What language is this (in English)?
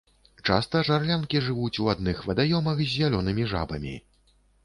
Belarusian